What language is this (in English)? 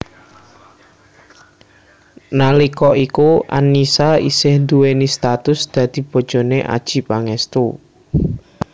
Javanese